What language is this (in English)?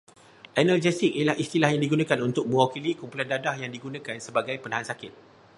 Malay